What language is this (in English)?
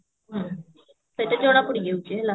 Odia